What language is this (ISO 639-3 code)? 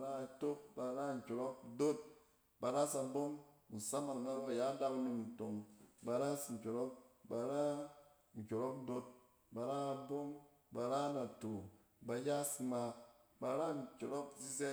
cen